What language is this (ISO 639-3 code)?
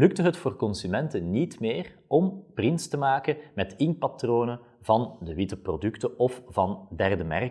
nld